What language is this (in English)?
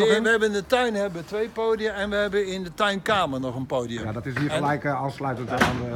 Dutch